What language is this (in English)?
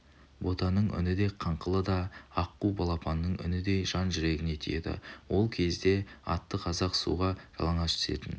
Kazakh